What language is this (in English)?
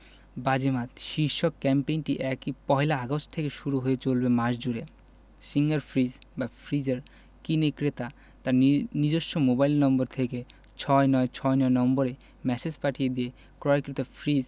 Bangla